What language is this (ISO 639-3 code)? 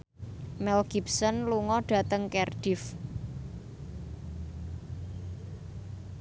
jav